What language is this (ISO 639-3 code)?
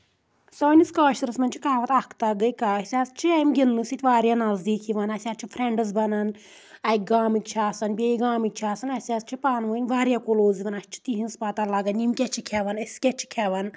kas